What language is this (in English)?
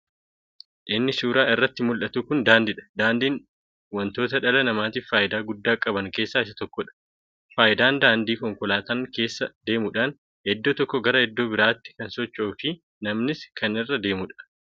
Oromo